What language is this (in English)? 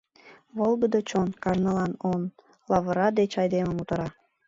Mari